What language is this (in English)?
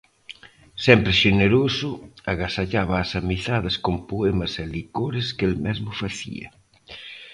Galician